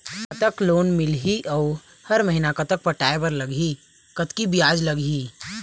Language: Chhattisgarhi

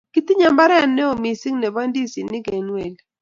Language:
Kalenjin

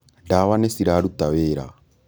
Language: Kikuyu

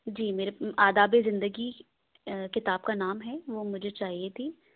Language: Urdu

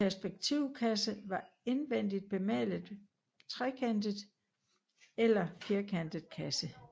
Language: Danish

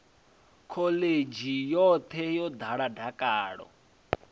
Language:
Venda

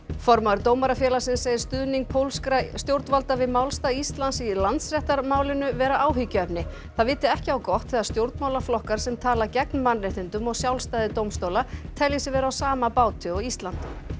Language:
Icelandic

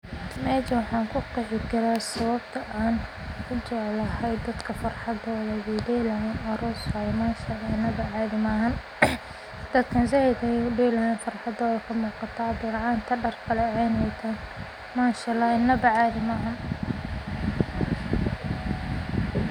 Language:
Somali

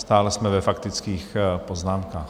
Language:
Czech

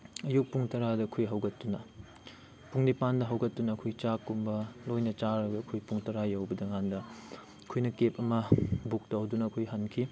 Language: Manipuri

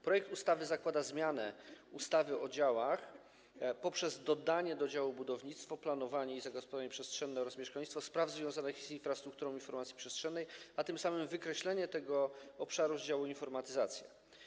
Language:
Polish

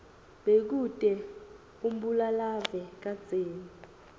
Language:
Swati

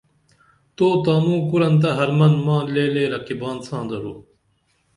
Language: Dameli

